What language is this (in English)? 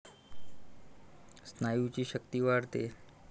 Marathi